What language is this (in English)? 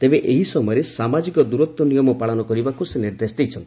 Odia